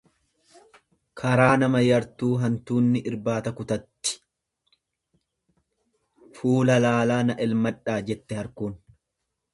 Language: Oromo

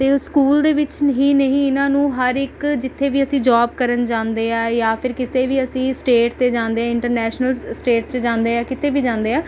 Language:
Punjabi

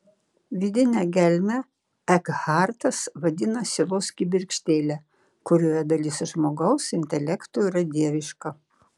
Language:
Lithuanian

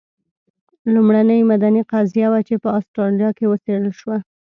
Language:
Pashto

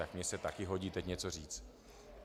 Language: Czech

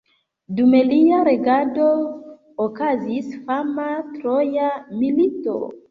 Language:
Esperanto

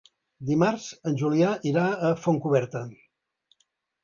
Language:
Catalan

